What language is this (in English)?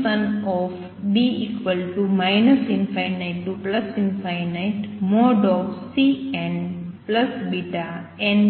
Gujarati